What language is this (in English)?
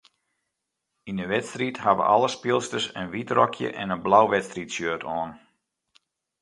Western Frisian